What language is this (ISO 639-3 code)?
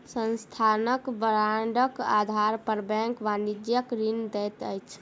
mai